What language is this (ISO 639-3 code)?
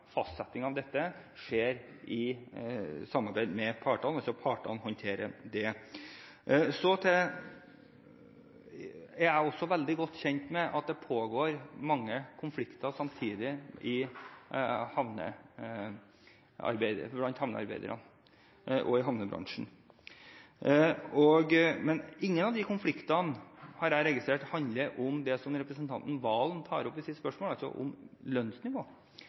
nob